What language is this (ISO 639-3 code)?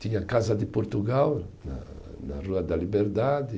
por